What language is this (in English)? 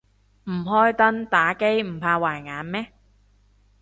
Cantonese